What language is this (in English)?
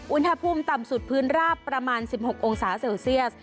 Thai